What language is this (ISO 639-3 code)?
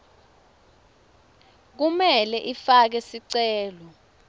ssw